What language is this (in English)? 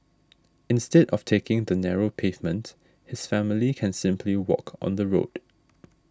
English